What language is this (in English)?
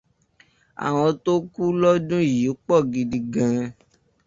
Yoruba